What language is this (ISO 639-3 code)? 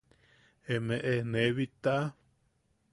yaq